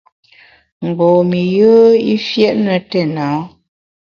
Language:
Bamun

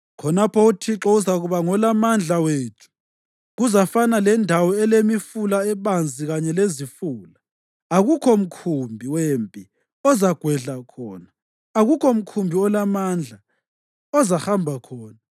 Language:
North Ndebele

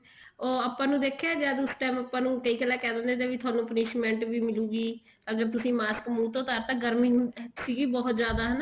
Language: Punjabi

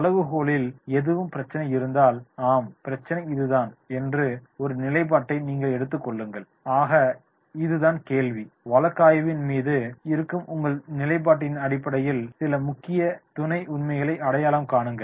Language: Tamil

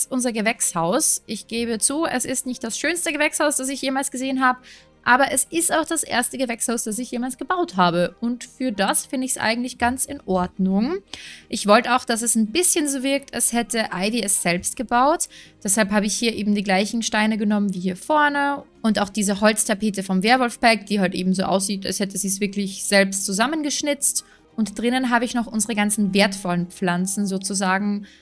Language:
German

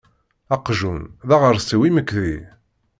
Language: Kabyle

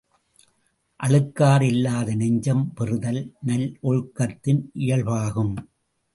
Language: Tamil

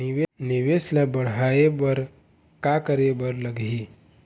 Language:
Chhattisgarhi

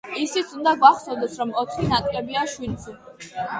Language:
Georgian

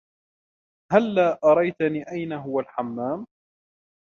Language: Arabic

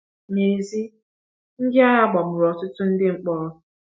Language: Igbo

